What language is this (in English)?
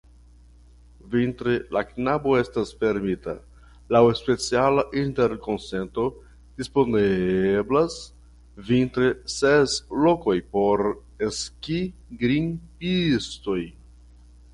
Esperanto